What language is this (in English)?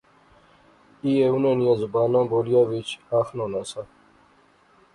Pahari-Potwari